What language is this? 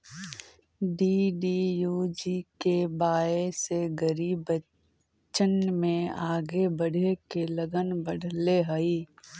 Magahi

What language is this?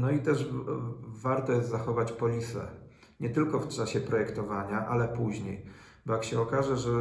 Polish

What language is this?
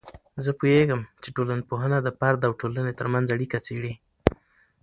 Pashto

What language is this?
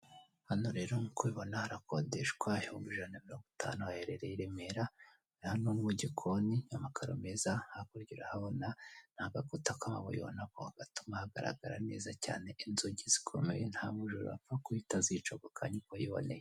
Kinyarwanda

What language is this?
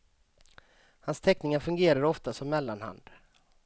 Swedish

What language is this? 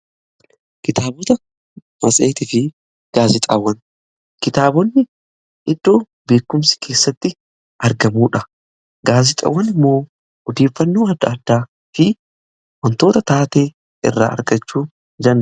Oromo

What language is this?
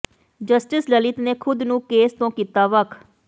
Punjabi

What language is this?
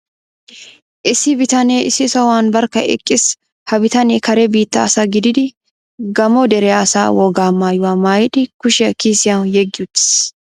Wolaytta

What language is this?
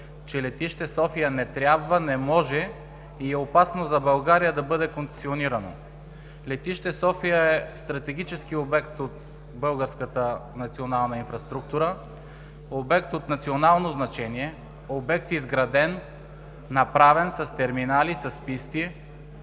Bulgarian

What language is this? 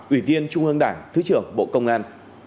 Vietnamese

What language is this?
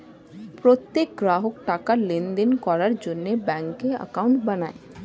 Bangla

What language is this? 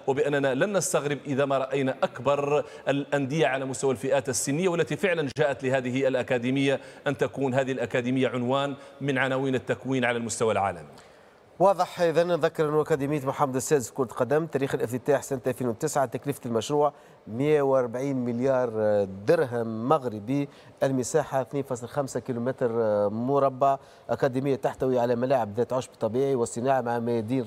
Arabic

